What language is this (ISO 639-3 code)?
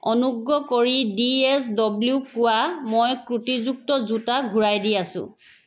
asm